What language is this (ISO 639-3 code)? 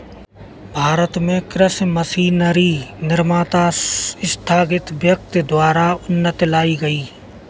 hin